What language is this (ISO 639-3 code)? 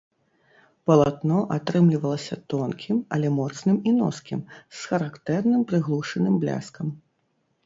bel